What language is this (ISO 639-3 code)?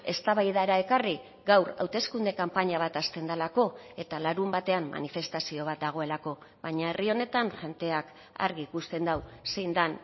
eus